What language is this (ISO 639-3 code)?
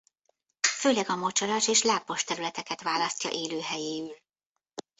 hun